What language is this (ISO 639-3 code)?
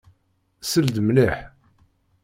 kab